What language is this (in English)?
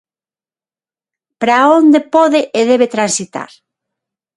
Galician